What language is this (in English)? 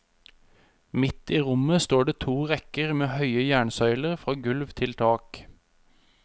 Norwegian